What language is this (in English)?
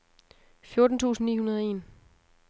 Danish